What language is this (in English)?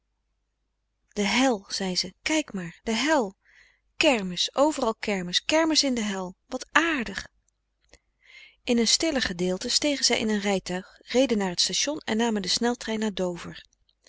Dutch